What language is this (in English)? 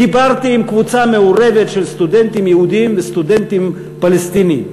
Hebrew